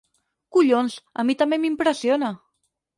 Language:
Catalan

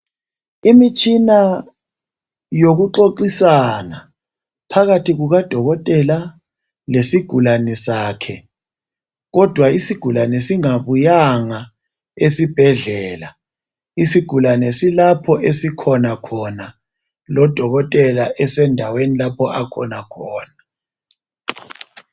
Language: North Ndebele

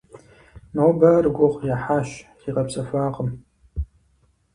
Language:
Kabardian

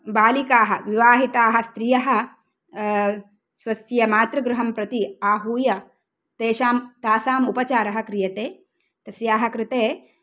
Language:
Sanskrit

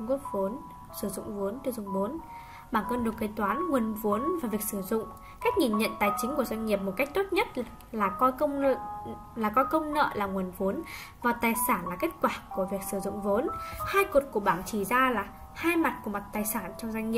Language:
Vietnamese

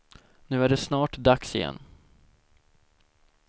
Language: Swedish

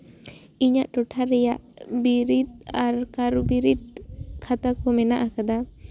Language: Santali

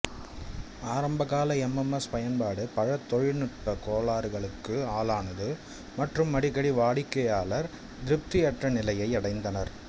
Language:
Tamil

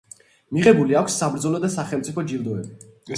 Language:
Georgian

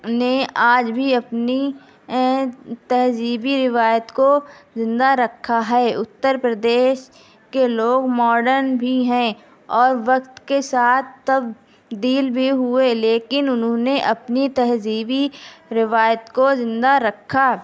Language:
Urdu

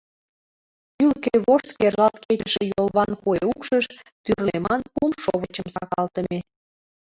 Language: Mari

